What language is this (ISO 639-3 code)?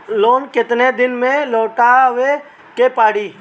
bho